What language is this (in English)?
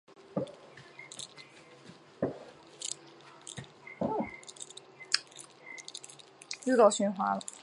Chinese